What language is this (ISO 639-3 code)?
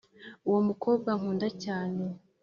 kin